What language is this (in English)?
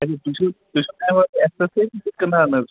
Kashmiri